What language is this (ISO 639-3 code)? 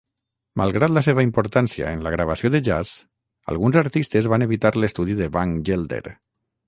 cat